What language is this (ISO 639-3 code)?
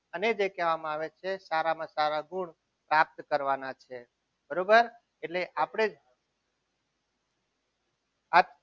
guj